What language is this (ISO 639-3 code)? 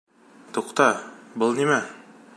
bak